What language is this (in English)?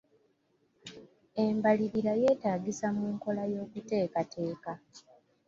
Ganda